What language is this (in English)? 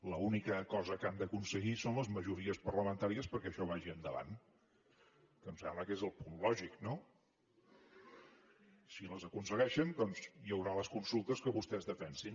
Catalan